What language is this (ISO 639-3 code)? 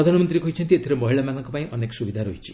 ori